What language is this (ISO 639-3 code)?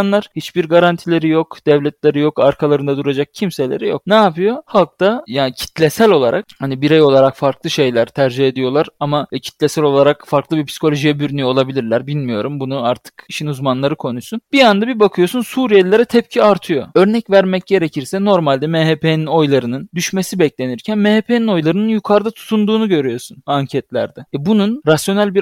tur